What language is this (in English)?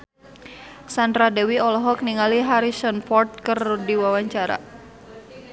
Sundanese